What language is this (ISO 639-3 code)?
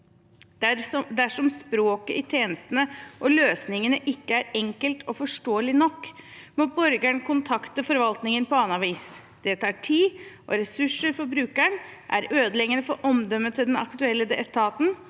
nor